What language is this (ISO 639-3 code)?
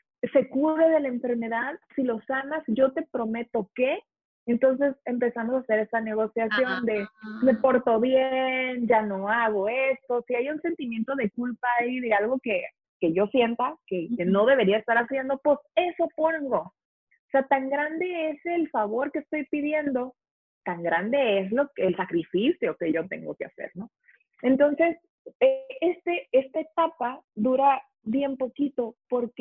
spa